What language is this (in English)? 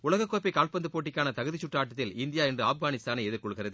Tamil